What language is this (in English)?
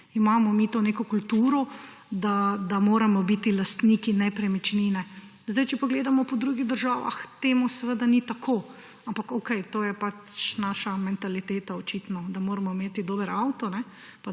Slovenian